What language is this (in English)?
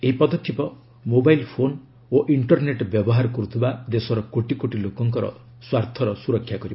Odia